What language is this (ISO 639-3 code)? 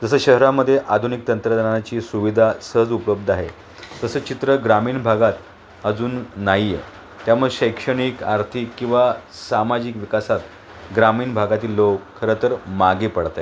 mar